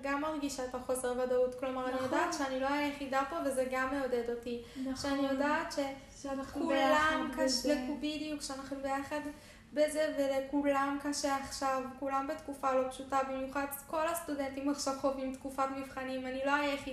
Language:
Hebrew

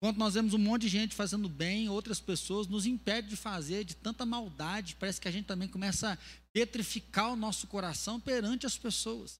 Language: Portuguese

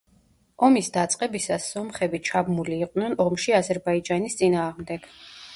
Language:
Georgian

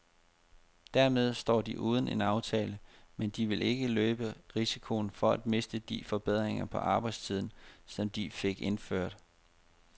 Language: Danish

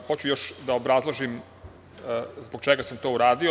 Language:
Serbian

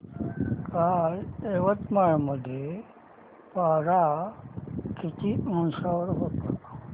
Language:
Marathi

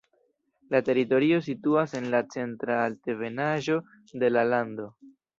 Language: Esperanto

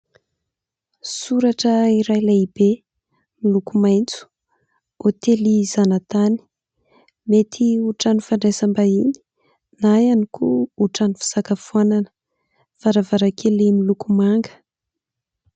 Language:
Malagasy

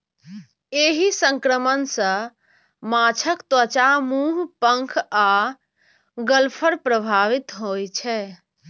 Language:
Maithili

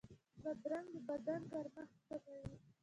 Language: Pashto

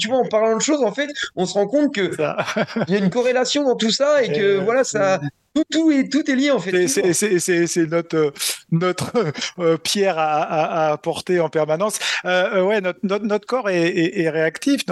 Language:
French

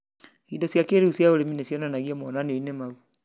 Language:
Kikuyu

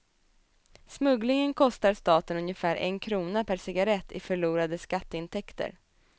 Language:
Swedish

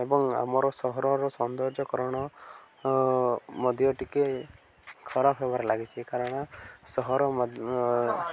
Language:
Odia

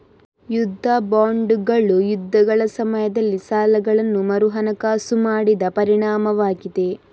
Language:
Kannada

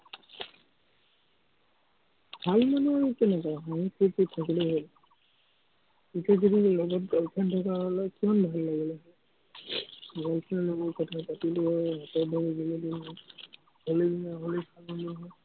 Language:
Assamese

